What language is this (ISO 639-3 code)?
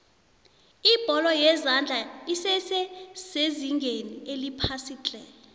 nbl